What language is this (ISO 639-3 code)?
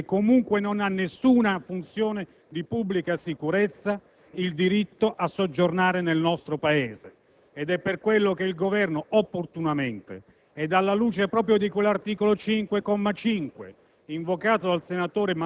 ita